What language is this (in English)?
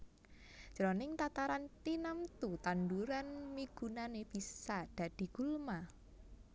Javanese